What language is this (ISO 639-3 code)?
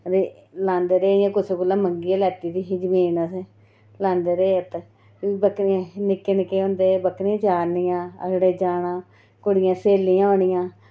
doi